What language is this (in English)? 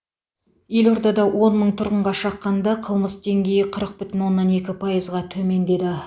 Kazakh